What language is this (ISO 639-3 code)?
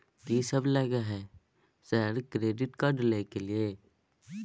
mai